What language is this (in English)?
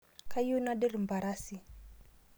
Masai